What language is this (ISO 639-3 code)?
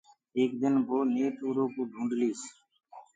ggg